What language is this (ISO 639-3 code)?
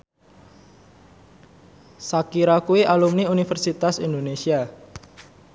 jav